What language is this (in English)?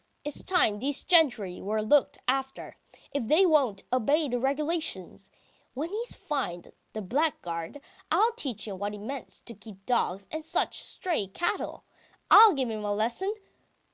English